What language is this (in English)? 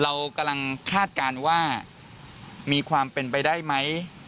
Thai